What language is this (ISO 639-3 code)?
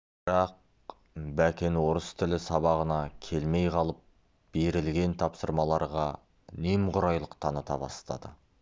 kaz